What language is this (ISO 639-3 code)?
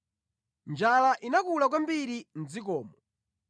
nya